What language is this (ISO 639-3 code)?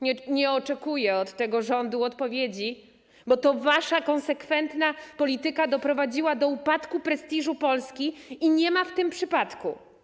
pol